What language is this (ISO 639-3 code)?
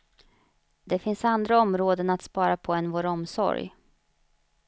swe